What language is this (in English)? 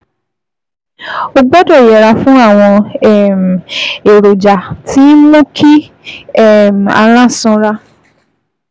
Yoruba